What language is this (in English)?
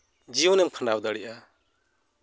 Santali